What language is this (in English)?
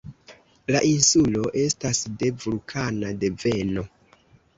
Esperanto